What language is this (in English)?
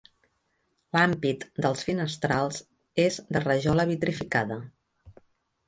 Catalan